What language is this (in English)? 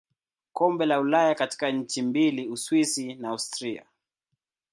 Swahili